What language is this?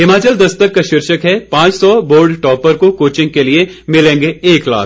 Hindi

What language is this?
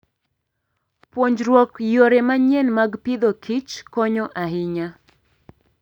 Luo (Kenya and Tanzania)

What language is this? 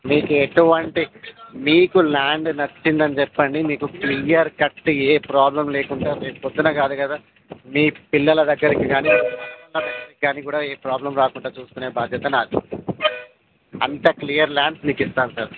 Telugu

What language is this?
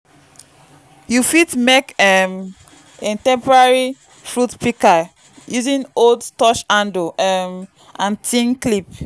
Nigerian Pidgin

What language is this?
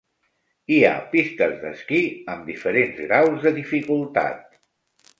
Catalan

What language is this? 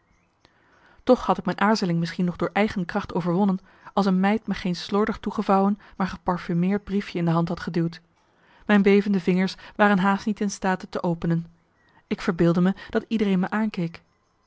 Dutch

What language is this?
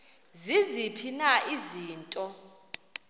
Xhosa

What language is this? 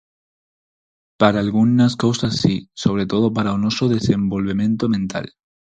Galician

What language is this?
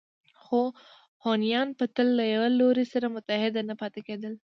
Pashto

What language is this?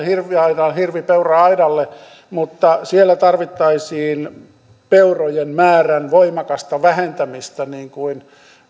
Finnish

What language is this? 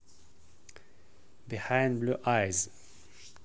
Russian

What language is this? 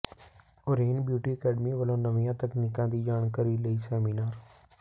Punjabi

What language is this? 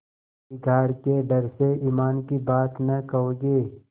Hindi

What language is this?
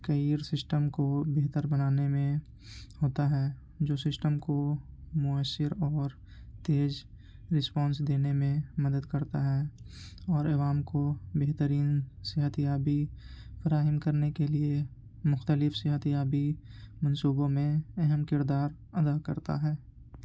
Urdu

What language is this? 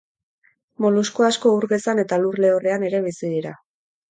Basque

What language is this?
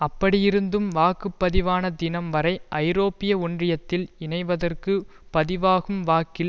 Tamil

